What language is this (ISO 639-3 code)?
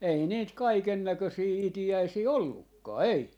fin